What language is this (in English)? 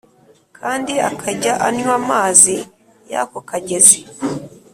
Kinyarwanda